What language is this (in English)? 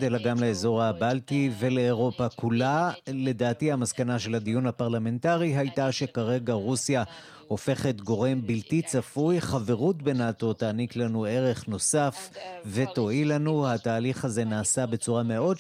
Hebrew